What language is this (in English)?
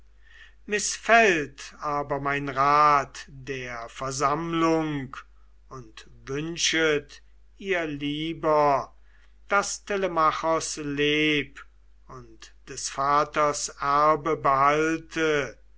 German